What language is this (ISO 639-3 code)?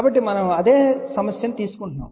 tel